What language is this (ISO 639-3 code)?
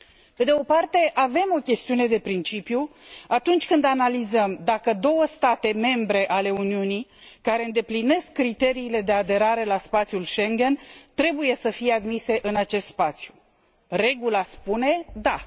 ron